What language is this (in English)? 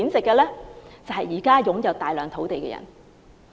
Cantonese